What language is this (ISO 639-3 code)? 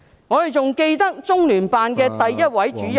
yue